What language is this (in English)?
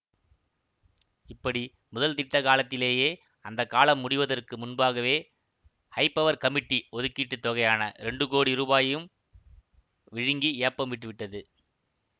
Tamil